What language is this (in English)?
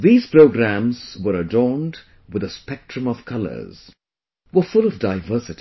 English